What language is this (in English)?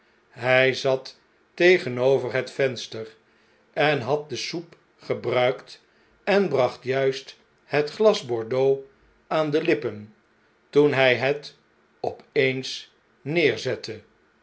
Dutch